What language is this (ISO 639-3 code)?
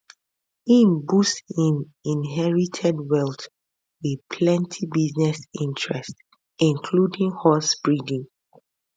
pcm